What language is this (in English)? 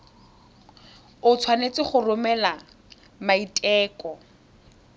Tswana